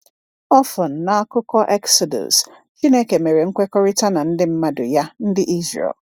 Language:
Igbo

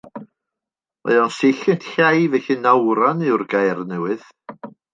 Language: Welsh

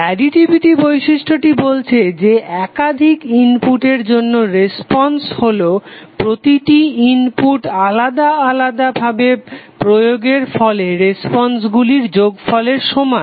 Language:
Bangla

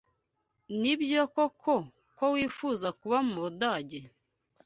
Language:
Kinyarwanda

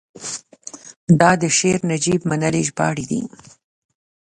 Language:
Pashto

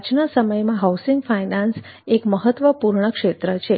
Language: Gujarati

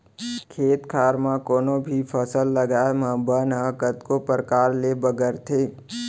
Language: Chhattisgarhi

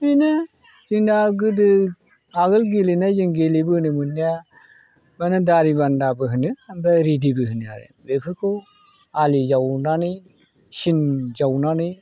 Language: Bodo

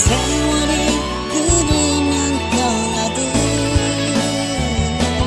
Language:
Korean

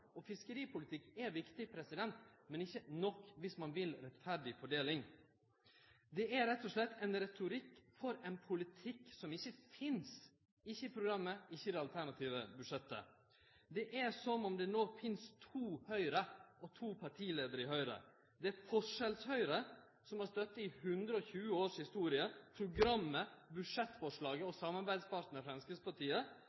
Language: Norwegian Nynorsk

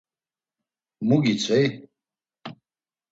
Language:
Laz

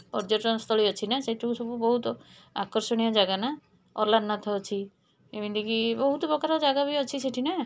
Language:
Odia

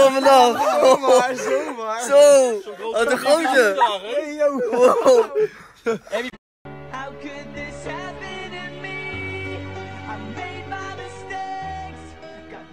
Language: Dutch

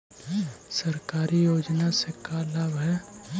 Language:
Magahi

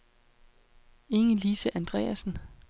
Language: Danish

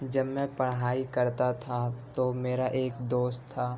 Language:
Urdu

